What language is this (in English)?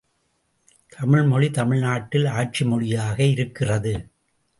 Tamil